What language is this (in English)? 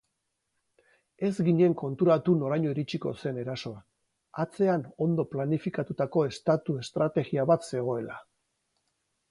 Basque